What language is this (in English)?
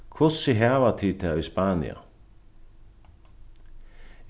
Faroese